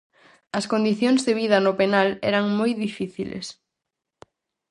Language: Galician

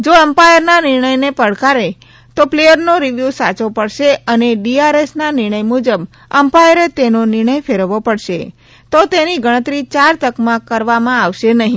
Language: Gujarati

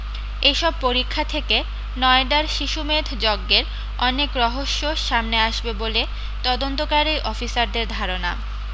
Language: Bangla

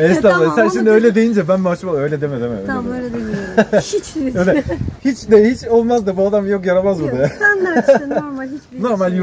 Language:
Turkish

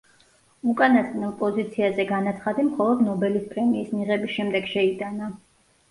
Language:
Georgian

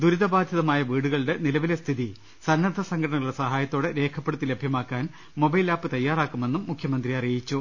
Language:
Malayalam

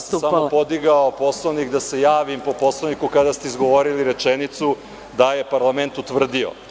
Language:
Serbian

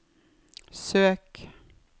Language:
Norwegian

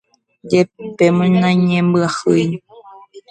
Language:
Guarani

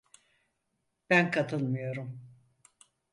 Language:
Turkish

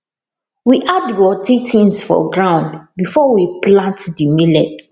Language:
Nigerian Pidgin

